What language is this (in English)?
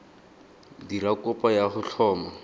Tswana